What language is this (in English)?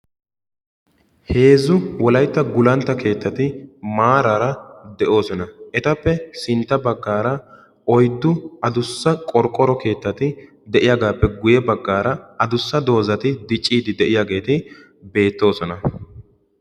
Wolaytta